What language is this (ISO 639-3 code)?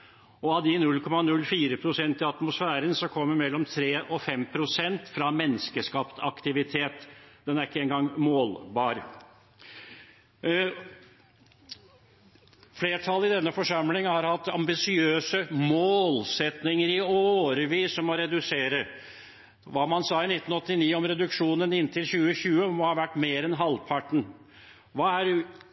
nob